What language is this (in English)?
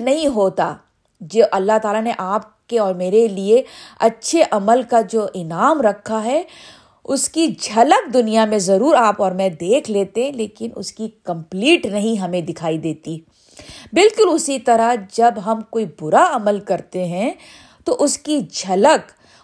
Urdu